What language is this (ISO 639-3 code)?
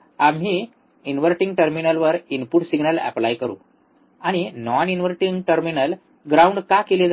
mar